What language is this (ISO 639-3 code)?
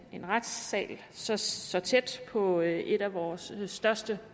dan